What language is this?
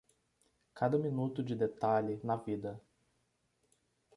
Portuguese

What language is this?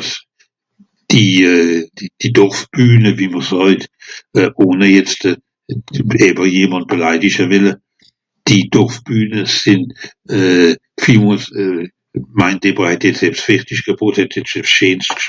Swiss German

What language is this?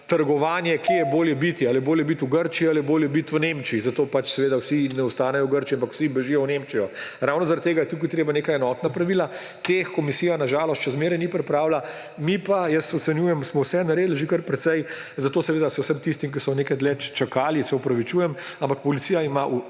Slovenian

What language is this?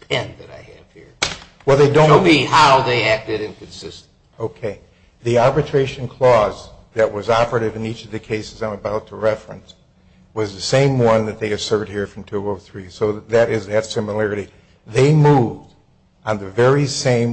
English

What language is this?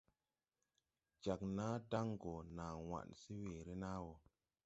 Tupuri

